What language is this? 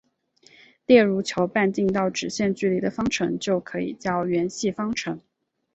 Chinese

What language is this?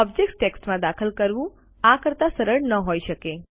Gujarati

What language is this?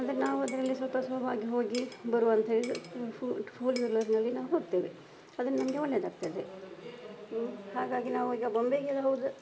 Kannada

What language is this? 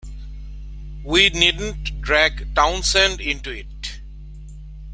English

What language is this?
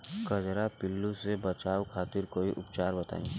Bhojpuri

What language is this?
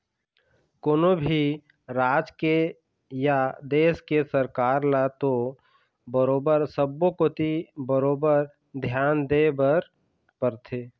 Chhattisgarhi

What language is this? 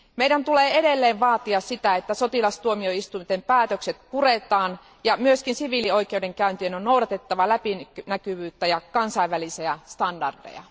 Finnish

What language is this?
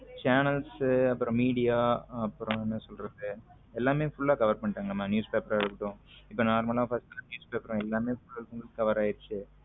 Tamil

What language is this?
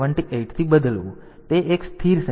Gujarati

